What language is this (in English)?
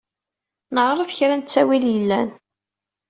Kabyle